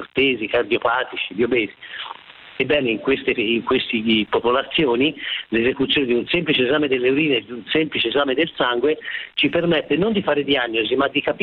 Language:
Italian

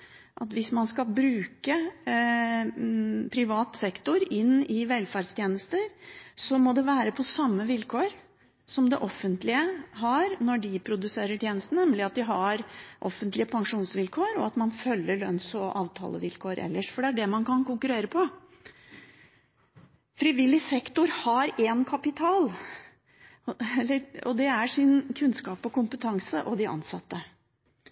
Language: Norwegian Bokmål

